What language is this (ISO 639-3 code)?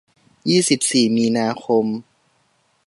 tha